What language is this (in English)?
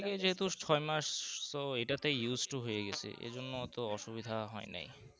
Bangla